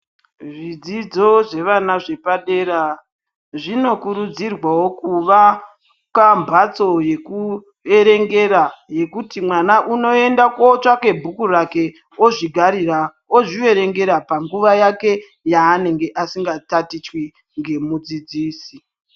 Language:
Ndau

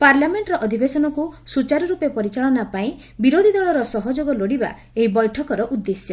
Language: Odia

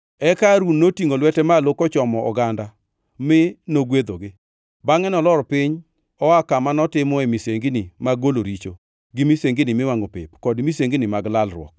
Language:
Luo (Kenya and Tanzania)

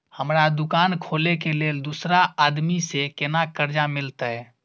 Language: Maithili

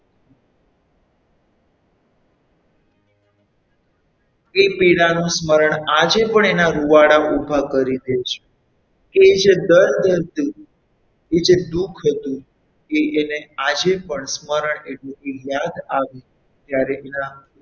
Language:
Gujarati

